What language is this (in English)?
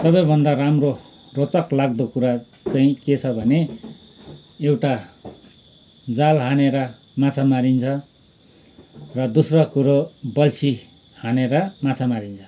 Nepali